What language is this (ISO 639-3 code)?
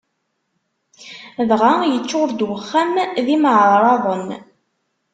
kab